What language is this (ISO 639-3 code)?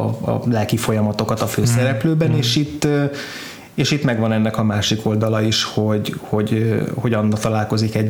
hun